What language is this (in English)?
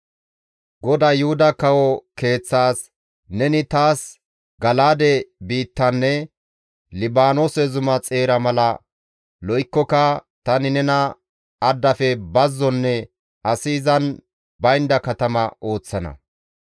Gamo